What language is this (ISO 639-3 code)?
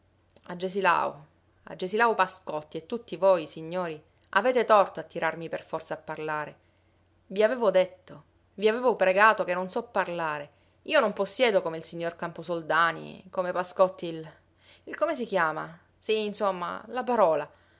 ita